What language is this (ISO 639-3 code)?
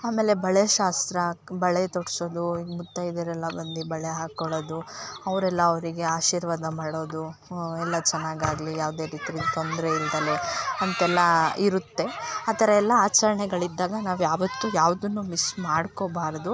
kan